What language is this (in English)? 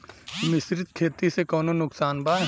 Bhojpuri